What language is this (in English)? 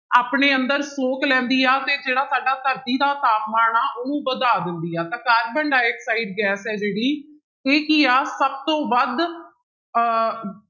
Punjabi